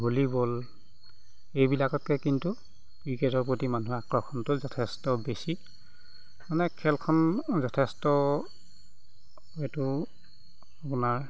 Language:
Assamese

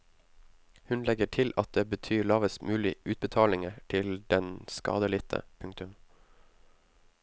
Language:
Norwegian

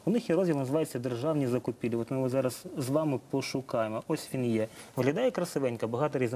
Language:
Ukrainian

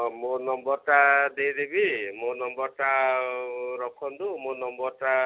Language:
Odia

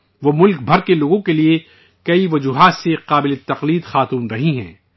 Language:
Urdu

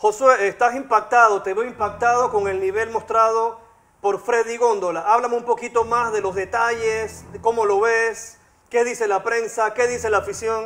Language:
Spanish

